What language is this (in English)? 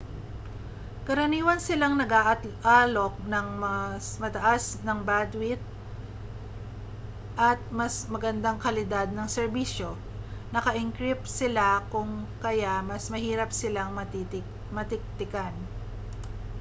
Filipino